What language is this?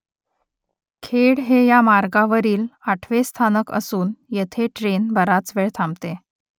Marathi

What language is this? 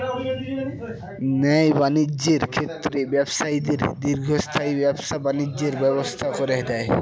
Bangla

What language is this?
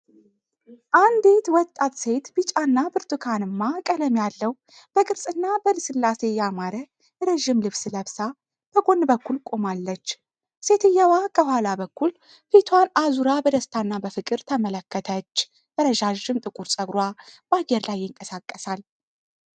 Amharic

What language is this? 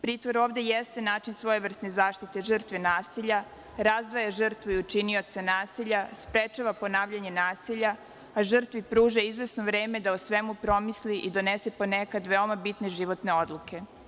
Serbian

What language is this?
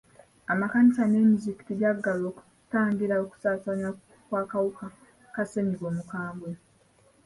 Ganda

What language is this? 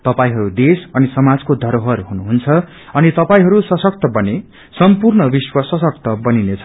Nepali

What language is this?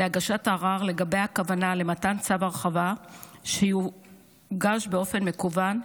Hebrew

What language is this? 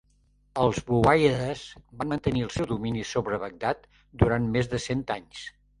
Catalan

